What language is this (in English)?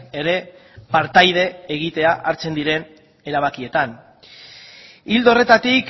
Basque